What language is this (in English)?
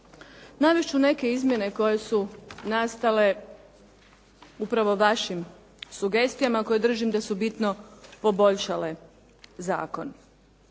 Croatian